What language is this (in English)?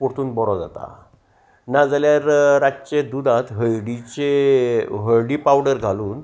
Konkani